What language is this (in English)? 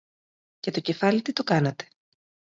Greek